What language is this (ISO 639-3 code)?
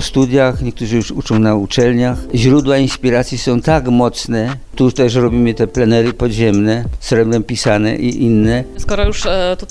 pol